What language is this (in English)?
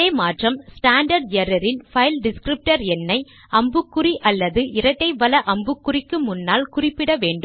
Tamil